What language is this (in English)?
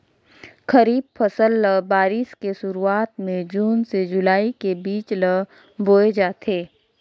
Chhattisgarhi